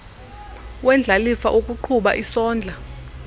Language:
Xhosa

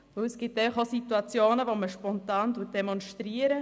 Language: Swiss German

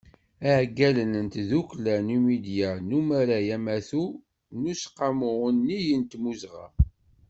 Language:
Kabyle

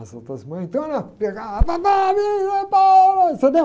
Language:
Portuguese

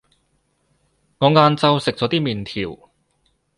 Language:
Cantonese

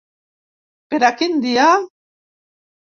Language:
Catalan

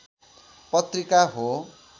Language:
Nepali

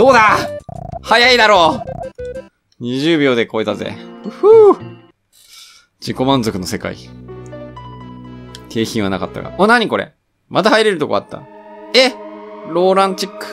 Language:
Japanese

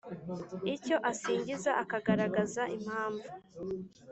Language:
Kinyarwanda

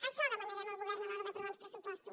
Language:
Catalan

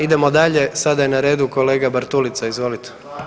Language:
Croatian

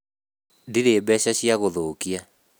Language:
Kikuyu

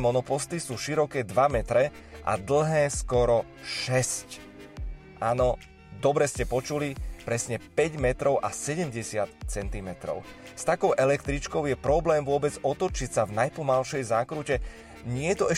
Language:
Slovak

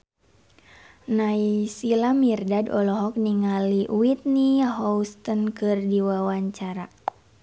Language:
Sundanese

